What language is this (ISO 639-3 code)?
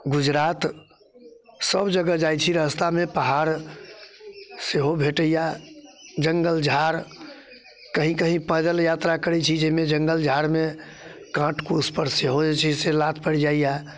mai